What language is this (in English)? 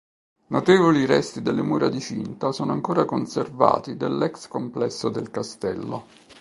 Italian